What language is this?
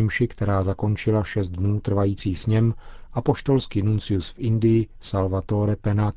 Czech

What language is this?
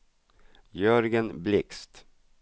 Swedish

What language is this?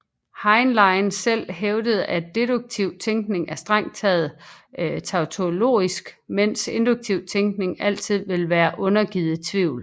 Danish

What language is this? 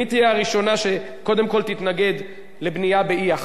Hebrew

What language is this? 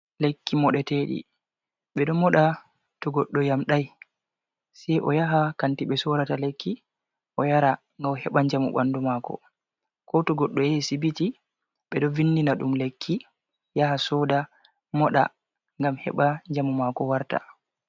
Fula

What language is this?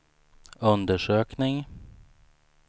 Swedish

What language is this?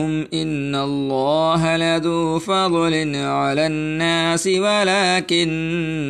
Urdu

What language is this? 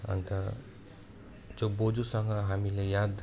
Nepali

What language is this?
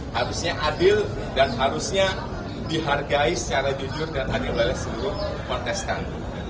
Indonesian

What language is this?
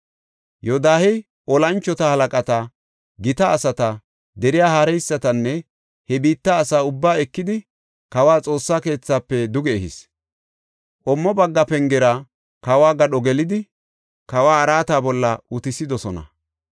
Gofa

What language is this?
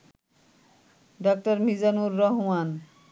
Bangla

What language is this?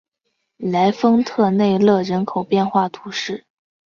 Chinese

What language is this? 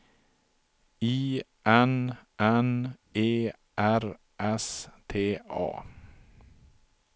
Swedish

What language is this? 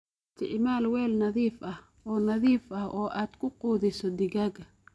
Somali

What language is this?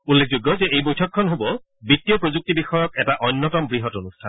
Assamese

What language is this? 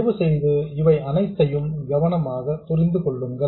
Tamil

